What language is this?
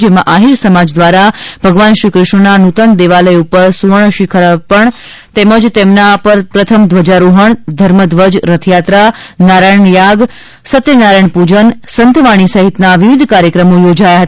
Gujarati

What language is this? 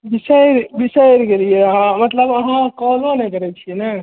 Maithili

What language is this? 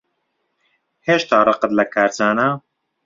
Central Kurdish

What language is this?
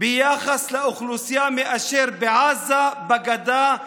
Hebrew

